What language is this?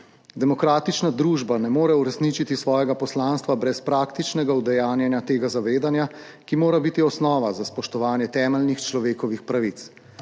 Slovenian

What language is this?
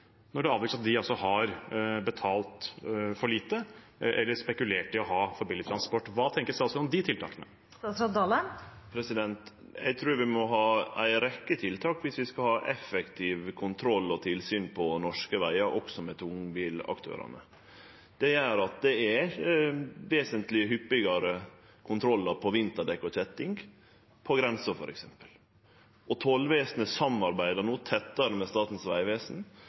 Norwegian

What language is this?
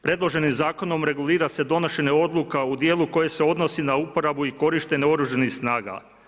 Croatian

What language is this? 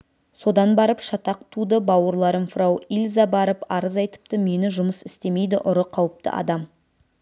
Kazakh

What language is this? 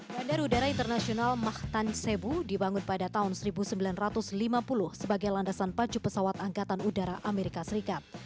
Indonesian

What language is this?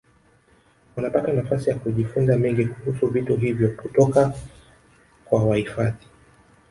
Swahili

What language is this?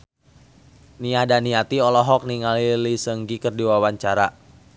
Sundanese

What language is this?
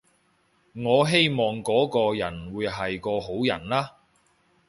Cantonese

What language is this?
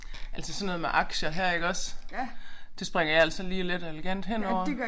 Danish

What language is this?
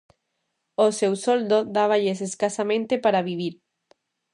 Galician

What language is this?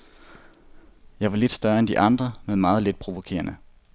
Danish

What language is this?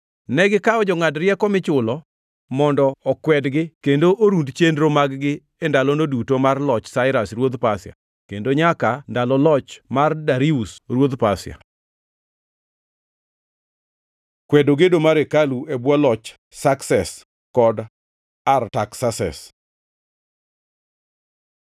Luo (Kenya and Tanzania)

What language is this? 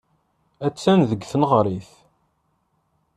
Kabyle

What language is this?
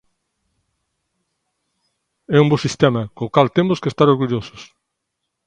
Galician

